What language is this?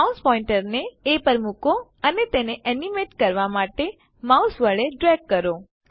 Gujarati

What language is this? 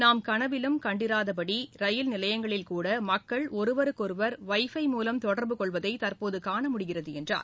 Tamil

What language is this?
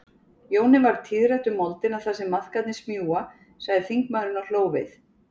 Icelandic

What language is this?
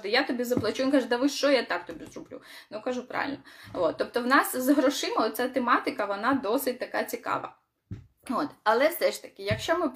Ukrainian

